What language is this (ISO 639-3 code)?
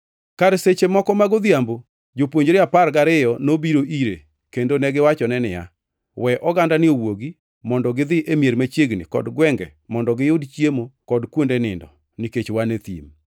luo